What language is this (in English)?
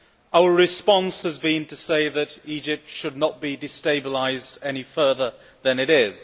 English